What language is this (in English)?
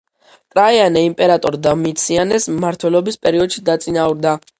Georgian